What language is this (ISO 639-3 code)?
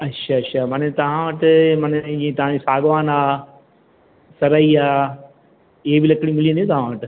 snd